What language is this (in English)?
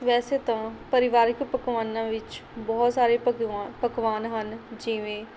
Punjabi